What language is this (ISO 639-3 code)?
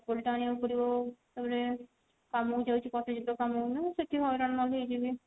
ori